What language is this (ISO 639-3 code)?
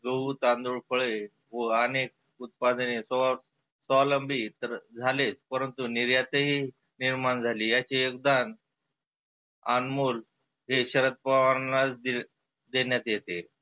mar